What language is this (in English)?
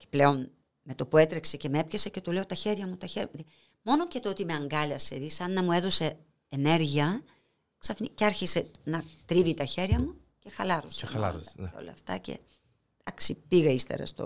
Greek